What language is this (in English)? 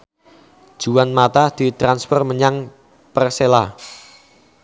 Javanese